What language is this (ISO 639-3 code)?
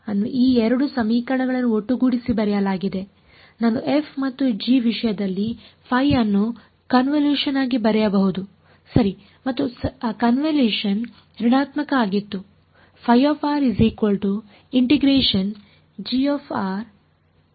kan